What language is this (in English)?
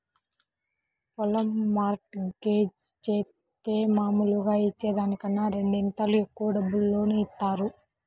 Telugu